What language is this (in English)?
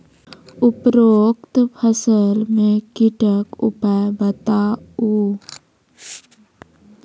Maithili